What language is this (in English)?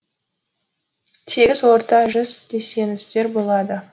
Kazakh